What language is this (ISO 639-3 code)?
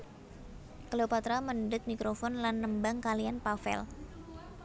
jav